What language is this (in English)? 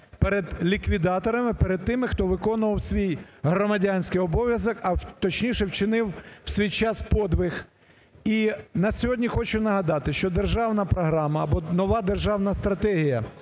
Ukrainian